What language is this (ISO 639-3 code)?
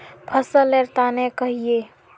mag